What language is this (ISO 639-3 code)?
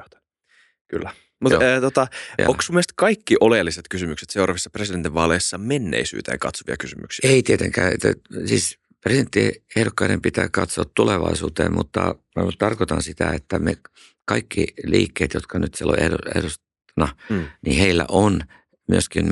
fin